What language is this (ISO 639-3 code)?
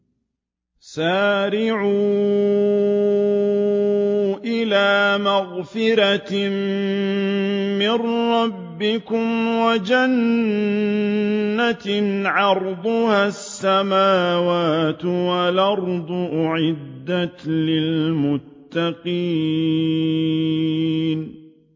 ara